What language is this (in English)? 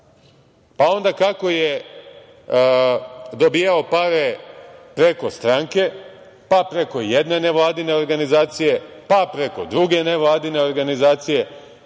Serbian